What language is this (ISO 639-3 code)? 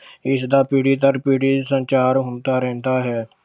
pan